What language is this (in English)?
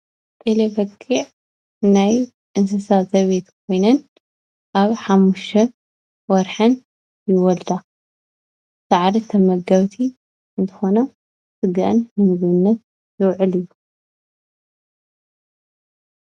Tigrinya